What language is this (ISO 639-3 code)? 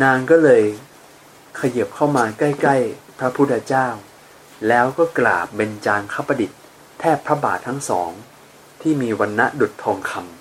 tha